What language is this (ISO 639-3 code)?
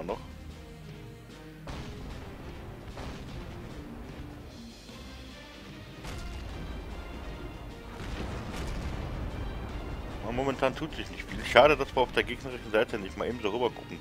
deu